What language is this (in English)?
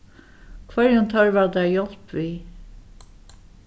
Faroese